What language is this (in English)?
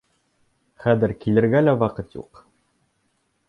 Bashkir